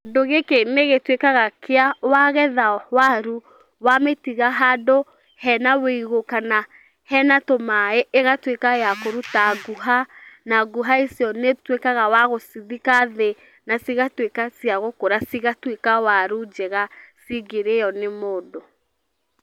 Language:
Kikuyu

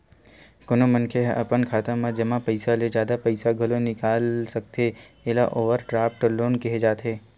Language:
Chhattisgarhi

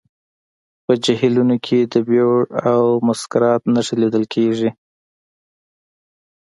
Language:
Pashto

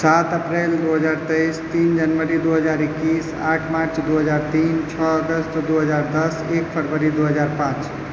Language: Maithili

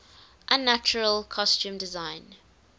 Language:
English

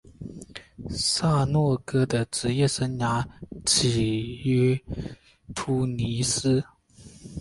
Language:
Chinese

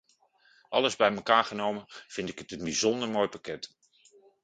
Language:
Dutch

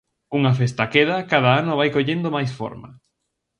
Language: Galician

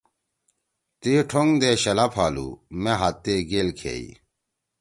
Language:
Torwali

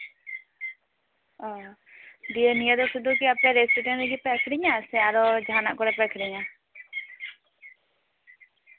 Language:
Santali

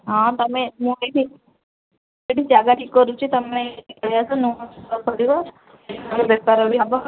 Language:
Odia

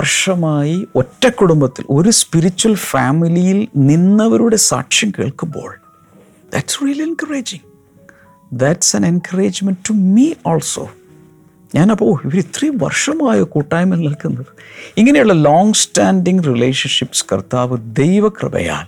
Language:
Malayalam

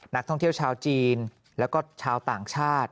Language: Thai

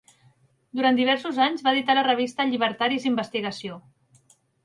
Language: Catalan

